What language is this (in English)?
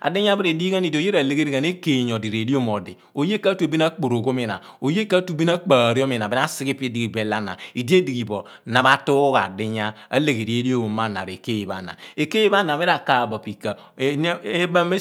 Abua